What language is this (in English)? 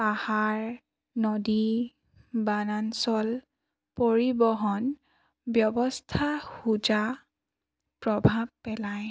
Assamese